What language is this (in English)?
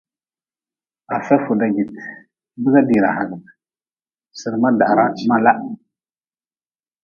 Nawdm